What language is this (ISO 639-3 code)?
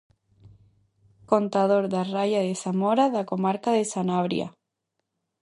glg